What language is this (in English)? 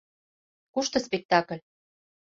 Mari